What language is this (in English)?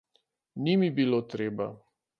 Slovenian